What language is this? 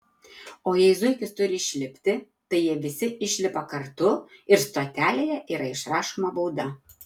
Lithuanian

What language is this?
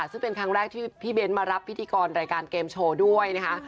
Thai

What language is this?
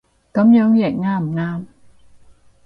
Cantonese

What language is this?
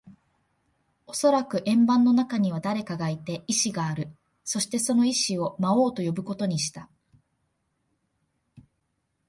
Japanese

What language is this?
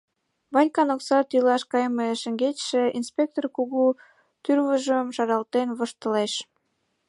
Mari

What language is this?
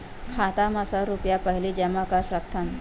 Chhattisgarhi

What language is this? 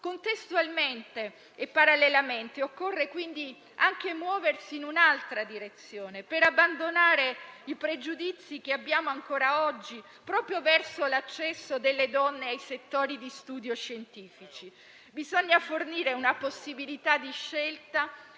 Italian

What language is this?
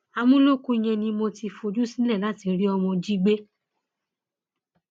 Yoruba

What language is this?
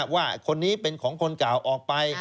Thai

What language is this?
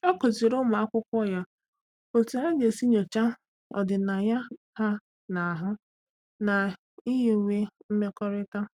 Igbo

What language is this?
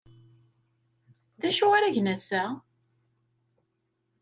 Kabyle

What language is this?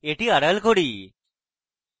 Bangla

